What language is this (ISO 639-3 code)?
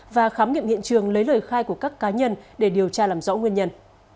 vie